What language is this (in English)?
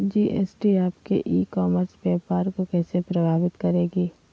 Magahi